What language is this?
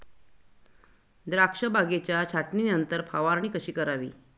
Marathi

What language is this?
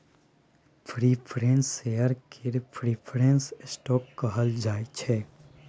Maithili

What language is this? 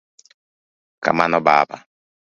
Luo (Kenya and Tanzania)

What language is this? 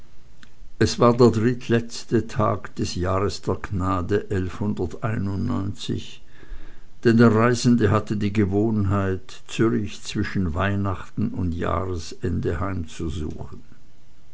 German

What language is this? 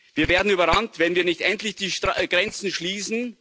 German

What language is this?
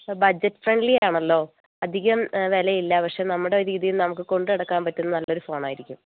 Malayalam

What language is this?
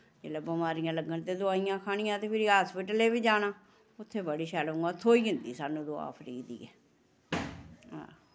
Dogri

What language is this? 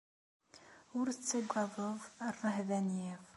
Kabyle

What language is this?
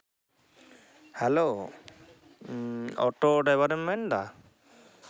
Santali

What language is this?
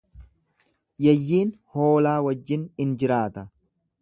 Oromo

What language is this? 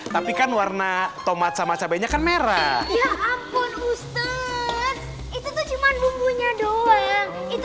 Indonesian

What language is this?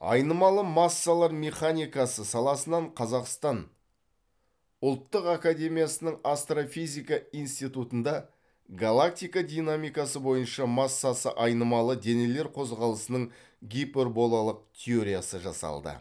Kazakh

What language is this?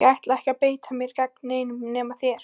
Icelandic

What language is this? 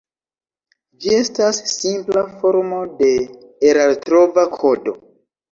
Esperanto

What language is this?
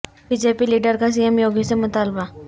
Urdu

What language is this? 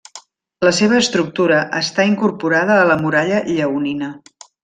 Catalan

